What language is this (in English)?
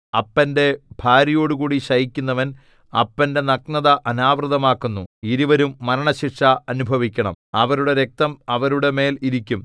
Malayalam